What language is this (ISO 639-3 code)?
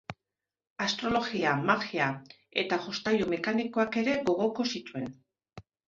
eus